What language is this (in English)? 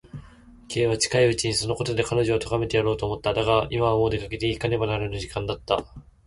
Japanese